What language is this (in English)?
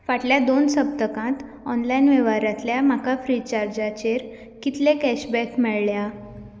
Konkani